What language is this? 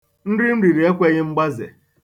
Igbo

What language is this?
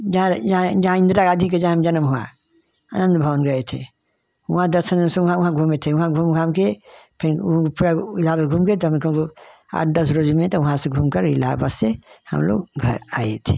Hindi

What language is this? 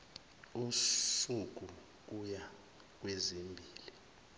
Zulu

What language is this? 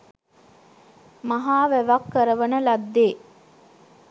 Sinhala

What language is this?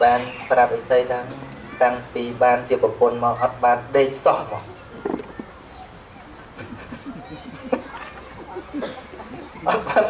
Vietnamese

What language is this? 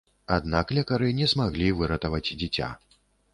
Belarusian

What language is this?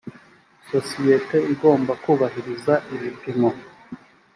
Kinyarwanda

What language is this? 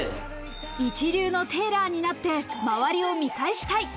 Japanese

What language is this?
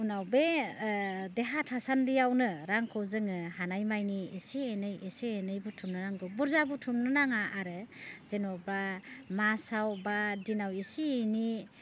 Bodo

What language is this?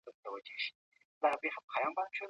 Pashto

